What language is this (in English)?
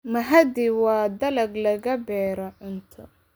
Somali